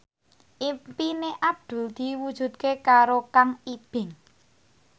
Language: Javanese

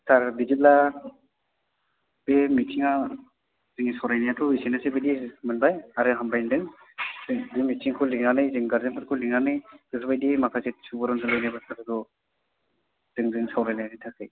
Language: Bodo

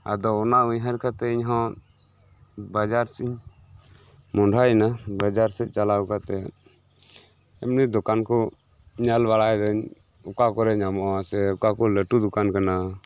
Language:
Santali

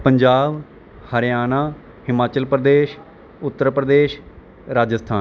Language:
Punjabi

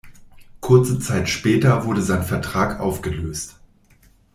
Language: German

